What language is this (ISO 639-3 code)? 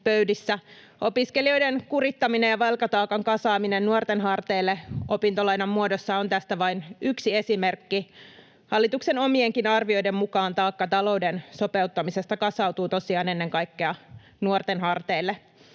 fin